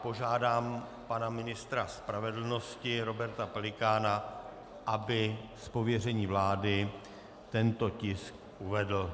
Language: Czech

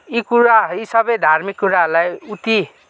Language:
Nepali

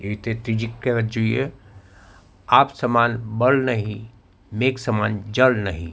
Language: Gujarati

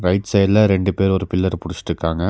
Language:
Tamil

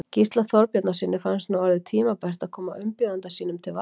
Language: Icelandic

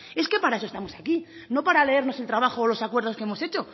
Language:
Spanish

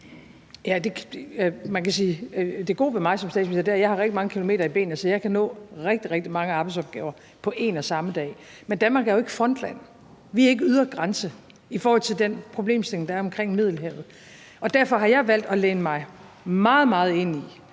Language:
Danish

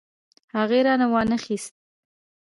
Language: Pashto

